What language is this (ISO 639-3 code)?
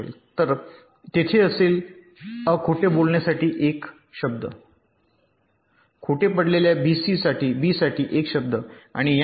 mar